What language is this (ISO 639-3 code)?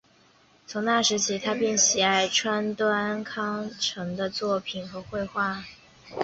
zho